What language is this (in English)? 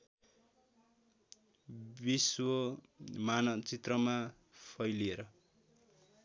Nepali